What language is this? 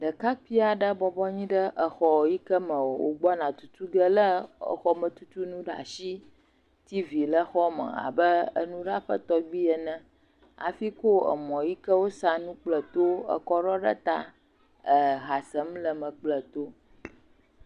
Ewe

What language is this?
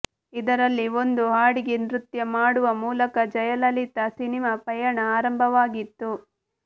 Kannada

